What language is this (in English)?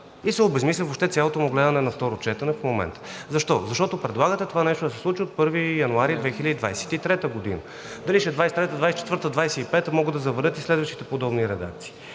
Bulgarian